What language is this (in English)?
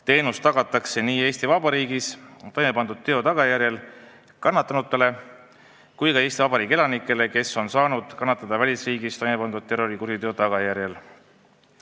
Estonian